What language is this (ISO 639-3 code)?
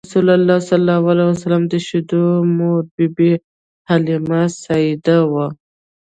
pus